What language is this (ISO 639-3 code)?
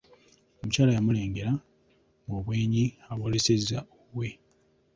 lug